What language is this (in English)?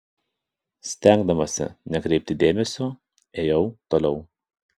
Lithuanian